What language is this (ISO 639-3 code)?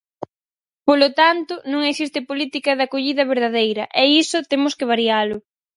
glg